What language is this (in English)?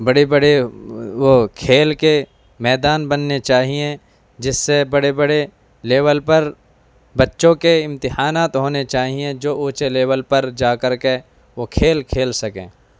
Urdu